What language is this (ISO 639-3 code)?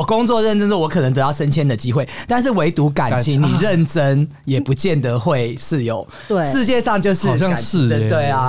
zho